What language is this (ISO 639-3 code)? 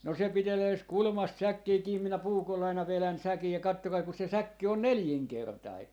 fin